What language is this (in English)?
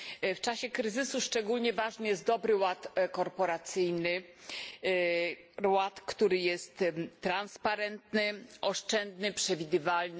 Polish